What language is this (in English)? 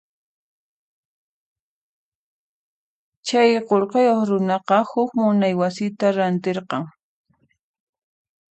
Puno Quechua